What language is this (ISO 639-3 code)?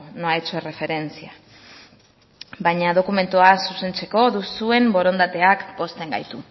eus